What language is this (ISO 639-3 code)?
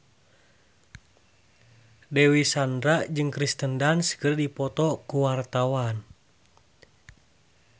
sun